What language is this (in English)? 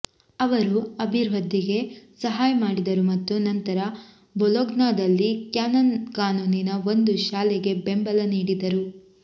Kannada